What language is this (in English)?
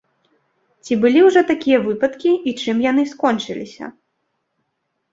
Belarusian